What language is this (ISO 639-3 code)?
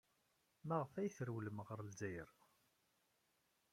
kab